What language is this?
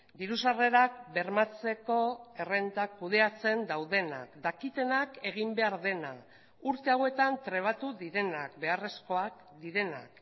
Basque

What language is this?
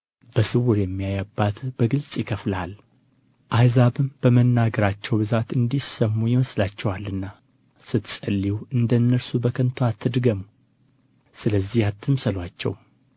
Amharic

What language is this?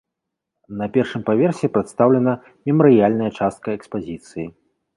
Belarusian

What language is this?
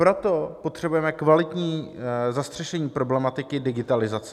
Czech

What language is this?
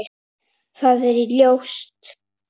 Icelandic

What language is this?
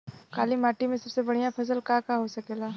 Bhojpuri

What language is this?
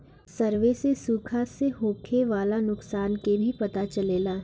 Bhojpuri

